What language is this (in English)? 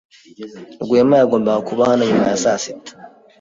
Kinyarwanda